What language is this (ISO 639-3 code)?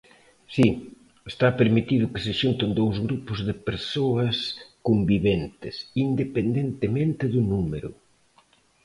glg